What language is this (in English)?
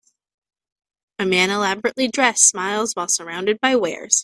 English